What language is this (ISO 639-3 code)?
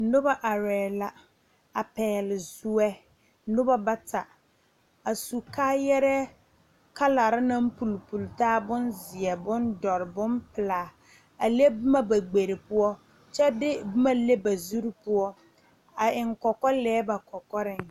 dga